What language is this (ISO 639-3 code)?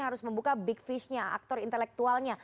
ind